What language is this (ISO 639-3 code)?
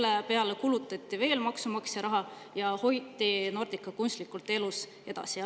est